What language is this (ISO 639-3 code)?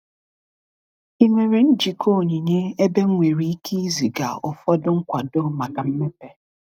ibo